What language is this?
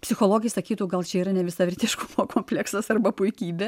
Lithuanian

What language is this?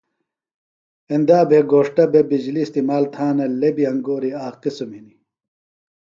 Phalura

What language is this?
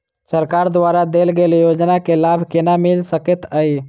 Maithili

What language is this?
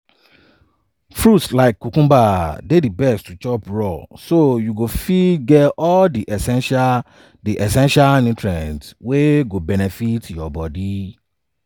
Nigerian Pidgin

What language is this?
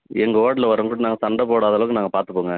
Tamil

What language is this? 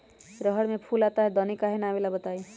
Magahi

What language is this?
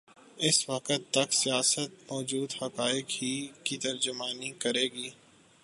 Urdu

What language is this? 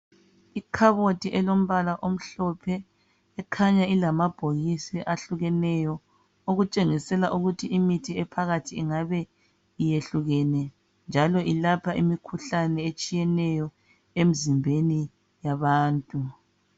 North Ndebele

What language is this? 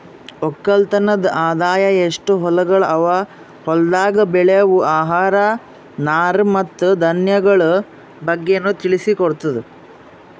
Kannada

